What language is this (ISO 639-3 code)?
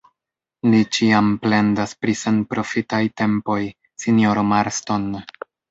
epo